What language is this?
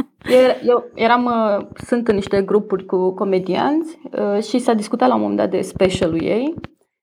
Romanian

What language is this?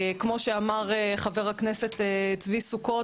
Hebrew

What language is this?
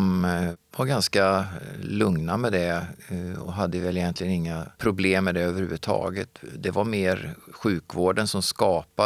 Swedish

